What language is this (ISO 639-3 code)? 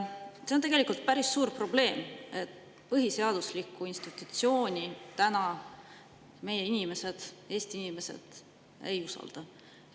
est